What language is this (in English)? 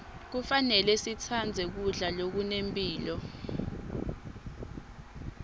Swati